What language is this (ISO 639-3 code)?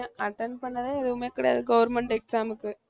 tam